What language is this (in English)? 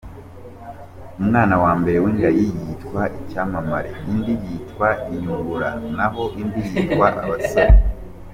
Kinyarwanda